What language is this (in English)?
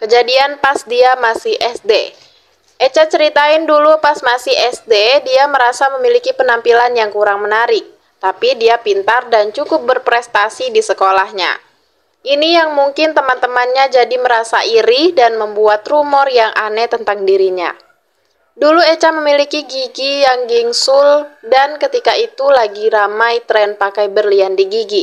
Indonesian